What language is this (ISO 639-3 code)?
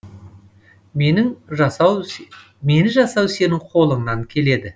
kaz